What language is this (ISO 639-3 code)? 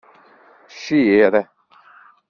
kab